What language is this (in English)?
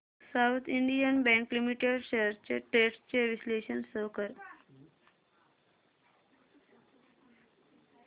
Marathi